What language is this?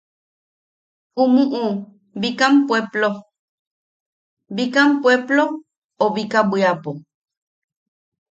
Yaqui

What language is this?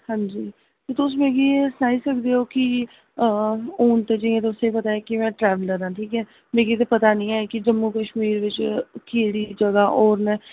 Dogri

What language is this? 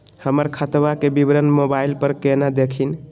Magahi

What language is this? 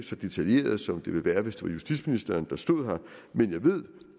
Danish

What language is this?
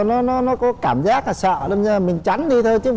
Vietnamese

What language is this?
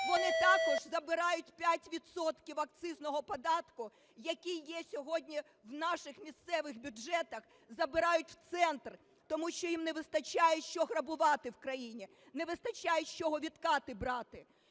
Ukrainian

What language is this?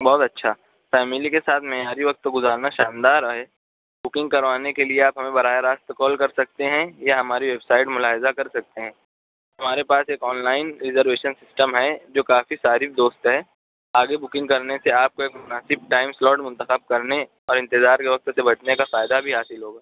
Urdu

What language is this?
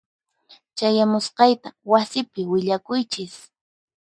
Puno Quechua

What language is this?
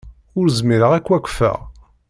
Kabyle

